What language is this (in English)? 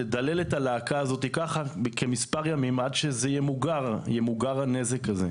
Hebrew